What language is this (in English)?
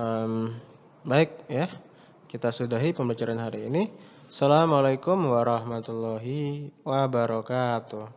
Indonesian